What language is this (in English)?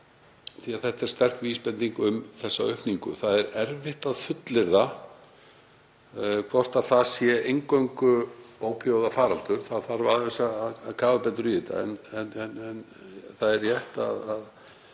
Icelandic